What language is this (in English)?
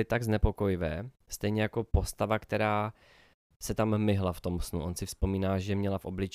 Czech